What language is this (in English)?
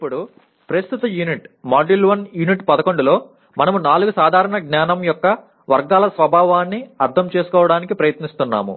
Telugu